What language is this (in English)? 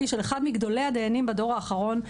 Hebrew